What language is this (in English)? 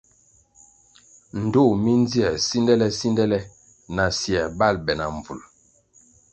Kwasio